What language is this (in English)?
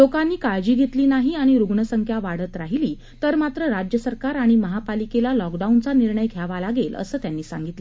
Marathi